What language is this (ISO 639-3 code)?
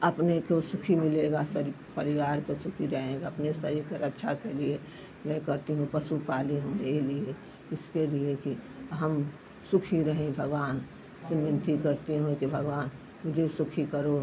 hin